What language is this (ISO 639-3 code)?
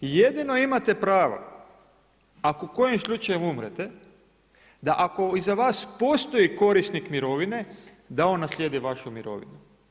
hrv